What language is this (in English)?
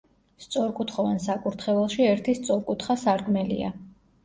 Georgian